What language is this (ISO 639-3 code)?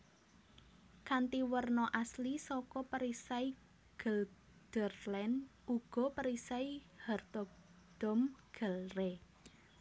jav